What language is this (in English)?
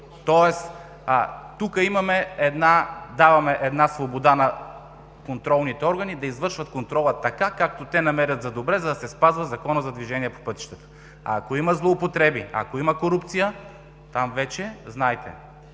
Bulgarian